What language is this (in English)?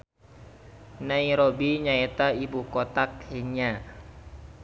Sundanese